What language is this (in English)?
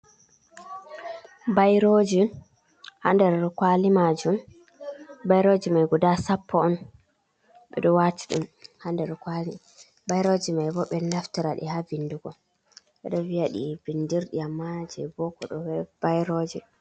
Fula